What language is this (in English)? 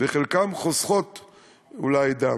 Hebrew